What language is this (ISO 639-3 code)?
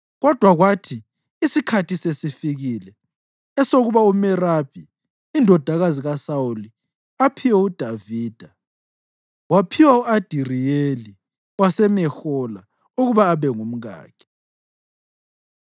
nde